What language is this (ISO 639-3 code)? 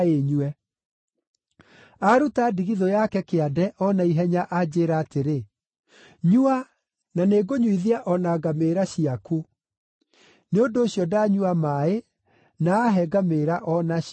kik